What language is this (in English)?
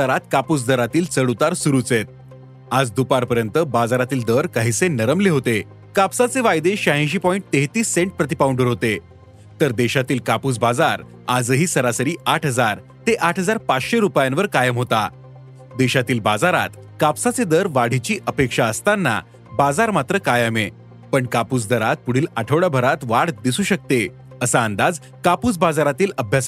Marathi